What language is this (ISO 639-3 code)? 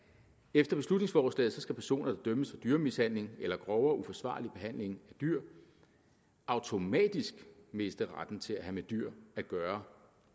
dan